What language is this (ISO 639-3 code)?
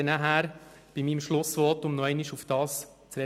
gsw